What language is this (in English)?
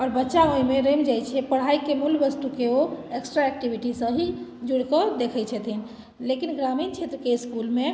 Maithili